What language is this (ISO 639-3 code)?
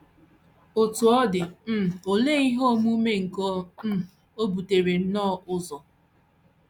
ibo